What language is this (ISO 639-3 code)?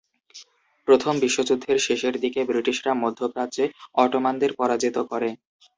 ben